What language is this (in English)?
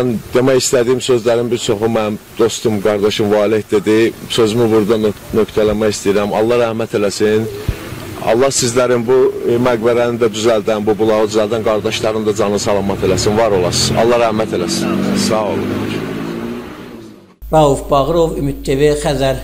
Turkish